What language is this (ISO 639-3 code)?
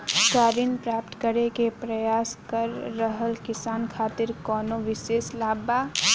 bho